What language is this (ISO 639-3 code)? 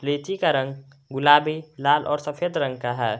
hin